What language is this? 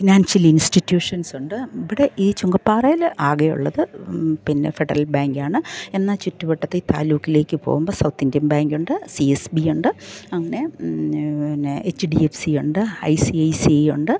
Malayalam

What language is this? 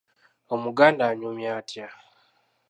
Ganda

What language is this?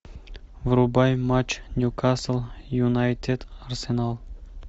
Russian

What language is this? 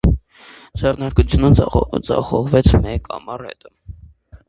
Armenian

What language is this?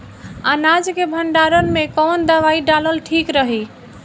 Bhojpuri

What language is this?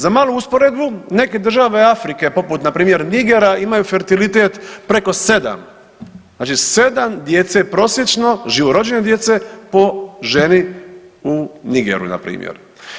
Croatian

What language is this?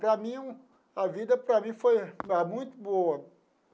Portuguese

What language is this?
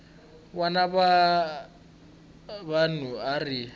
Tsonga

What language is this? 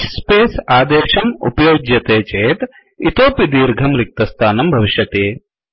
Sanskrit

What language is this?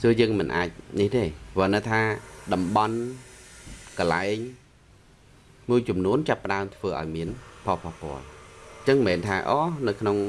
Vietnamese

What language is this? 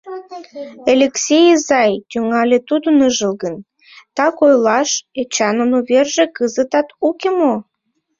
Mari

